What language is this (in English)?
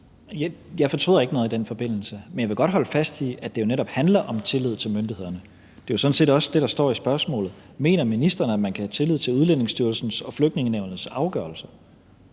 Danish